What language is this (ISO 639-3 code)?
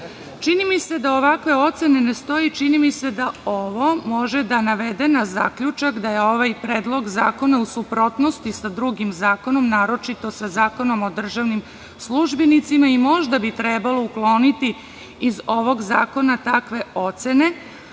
srp